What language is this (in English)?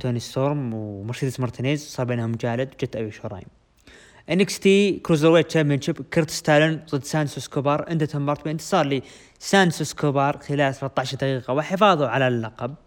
Arabic